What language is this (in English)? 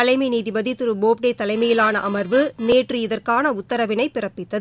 Tamil